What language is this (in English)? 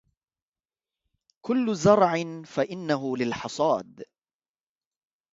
Arabic